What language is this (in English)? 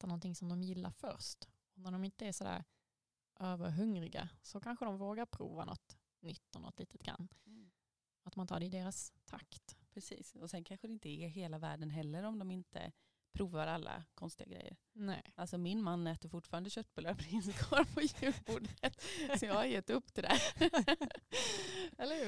Swedish